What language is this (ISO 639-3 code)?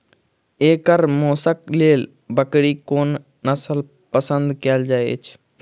mai